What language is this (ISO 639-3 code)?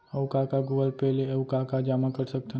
hne